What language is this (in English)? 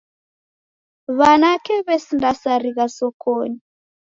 Taita